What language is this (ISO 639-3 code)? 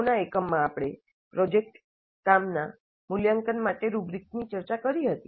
guj